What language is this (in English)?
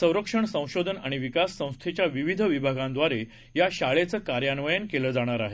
Marathi